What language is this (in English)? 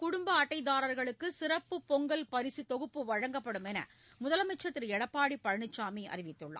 Tamil